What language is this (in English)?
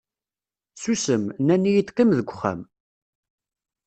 Kabyle